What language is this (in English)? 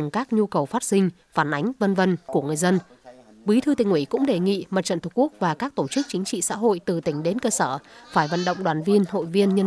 Vietnamese